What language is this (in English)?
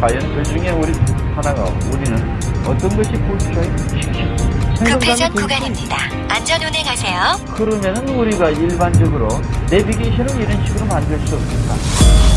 Korean